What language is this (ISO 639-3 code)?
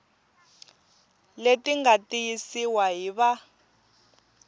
tso